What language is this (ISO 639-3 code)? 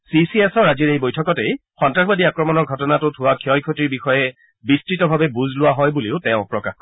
asm